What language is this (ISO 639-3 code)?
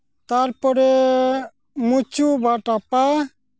sat